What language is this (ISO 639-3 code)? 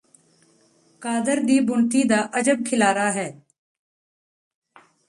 pan